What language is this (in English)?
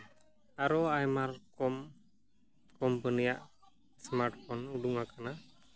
Santali